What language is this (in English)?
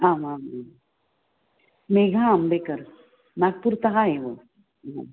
Sanskrit